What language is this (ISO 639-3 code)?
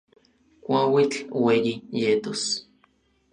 nlv